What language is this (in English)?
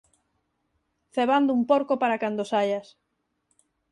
Galician